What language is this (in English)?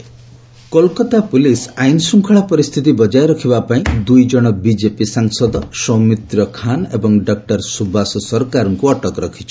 Odia